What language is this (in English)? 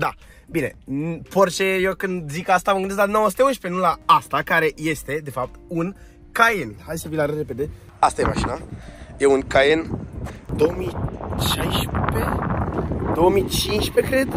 Romanian